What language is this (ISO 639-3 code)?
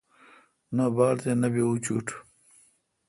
xka